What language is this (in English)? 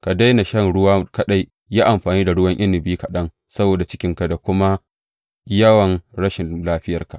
Hausa